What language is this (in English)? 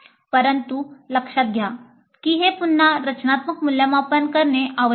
Marathi